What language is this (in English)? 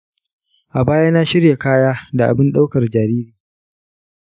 Hausa